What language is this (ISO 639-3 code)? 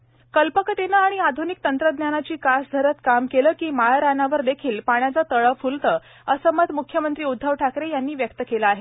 mar